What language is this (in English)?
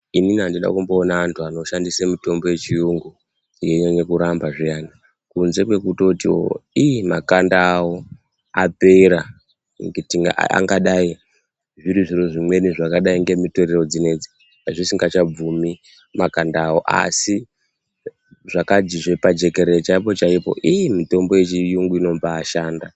Ndau